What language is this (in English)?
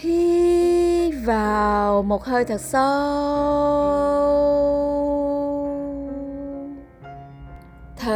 Vietnamese